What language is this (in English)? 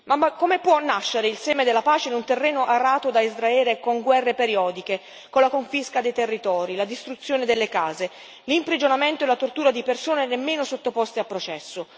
Italian